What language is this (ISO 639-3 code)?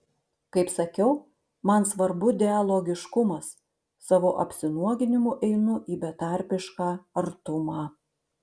lit